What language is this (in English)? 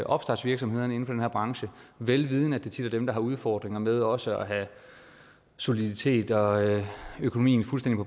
Danish